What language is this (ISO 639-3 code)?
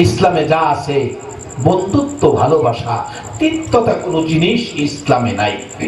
ind